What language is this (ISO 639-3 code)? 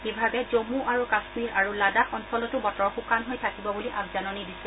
asm